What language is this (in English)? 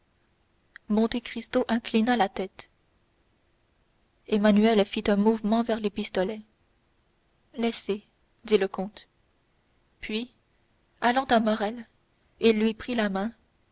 French